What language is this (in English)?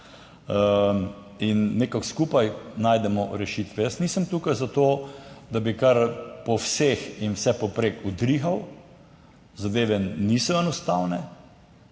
Slovenian